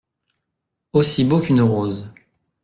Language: French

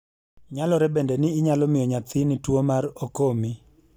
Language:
Luo (Kenya and Tanzania)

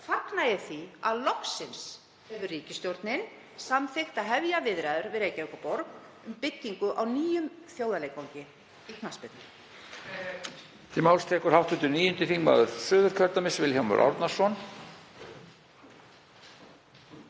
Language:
Icelandic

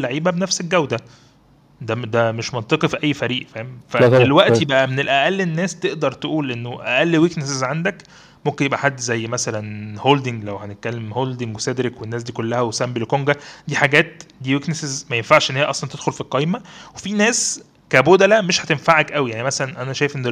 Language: Arabic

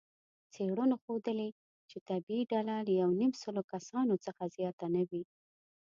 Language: Pashto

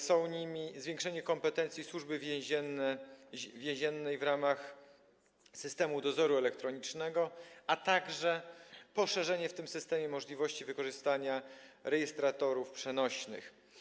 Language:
Polish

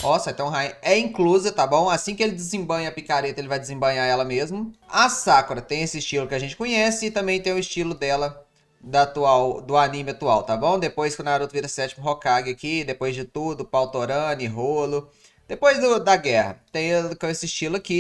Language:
Portuguese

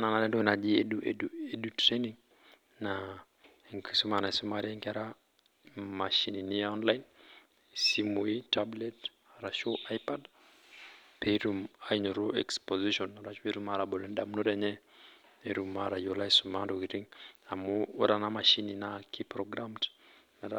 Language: Masai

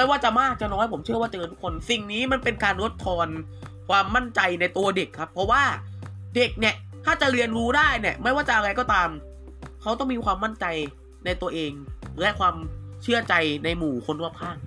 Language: Thai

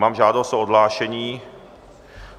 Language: Czech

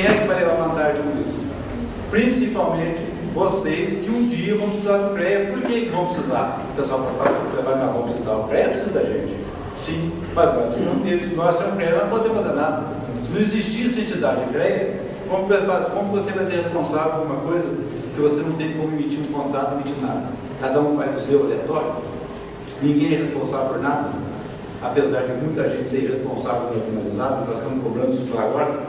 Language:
Portuguese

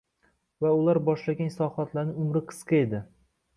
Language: Uzbek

